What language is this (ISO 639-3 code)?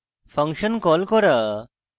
ben